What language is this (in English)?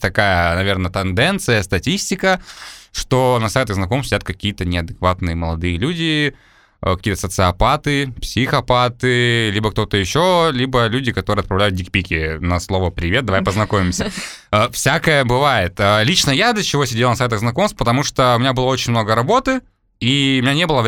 Russian